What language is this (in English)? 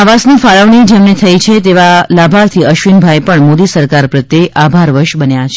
Gujarati